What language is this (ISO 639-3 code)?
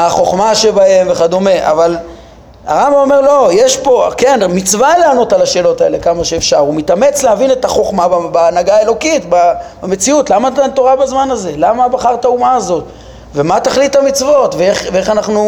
heb